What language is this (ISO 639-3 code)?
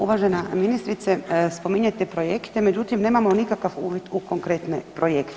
hrv